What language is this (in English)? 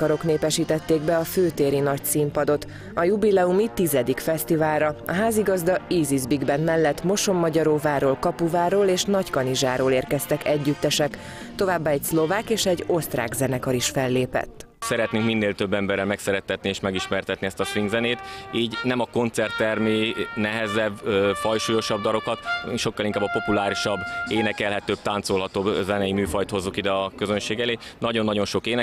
Hungarian